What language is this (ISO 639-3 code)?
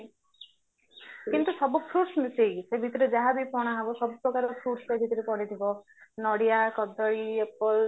ori